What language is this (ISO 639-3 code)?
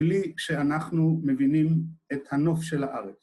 heb